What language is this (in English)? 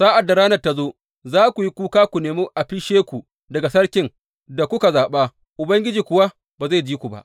Hausa